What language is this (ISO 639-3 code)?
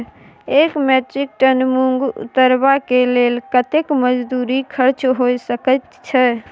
mai